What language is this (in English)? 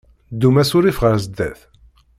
Kabyle